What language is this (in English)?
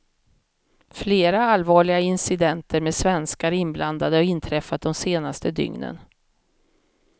Swedish